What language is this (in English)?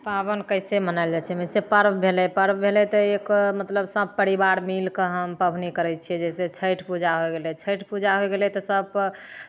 Maithili